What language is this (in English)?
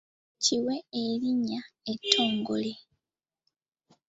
Ganda